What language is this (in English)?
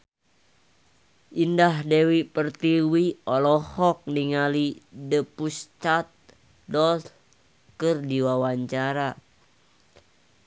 Sundanese